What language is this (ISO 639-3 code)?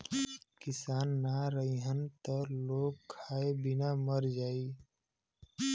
bho